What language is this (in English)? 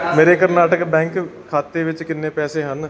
Punjabi